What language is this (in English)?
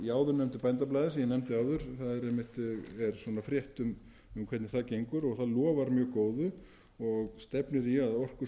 Icelandic